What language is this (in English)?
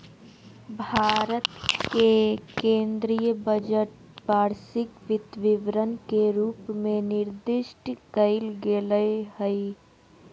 Magahi